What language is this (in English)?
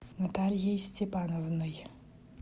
Russian